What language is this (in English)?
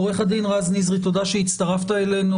Hebrew